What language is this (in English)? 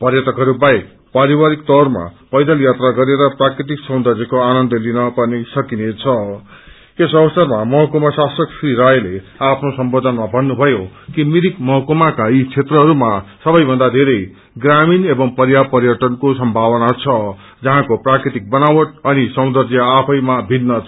Nepali